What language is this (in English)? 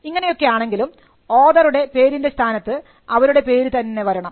Malayalam